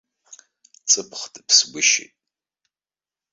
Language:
Abkhazian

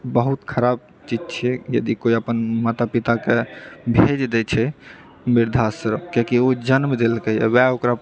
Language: Maithili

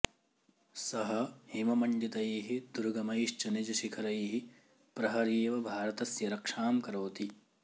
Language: Sanskrit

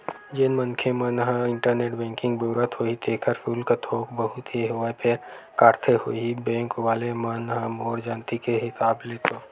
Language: Chhattisgarhi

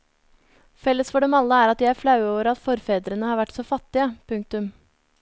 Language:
Norwegian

